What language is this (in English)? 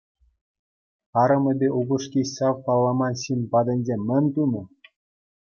Chuvash